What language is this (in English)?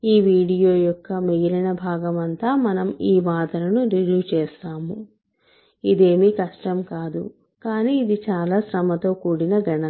Telugu